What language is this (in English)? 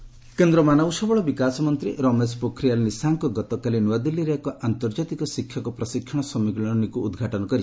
Odia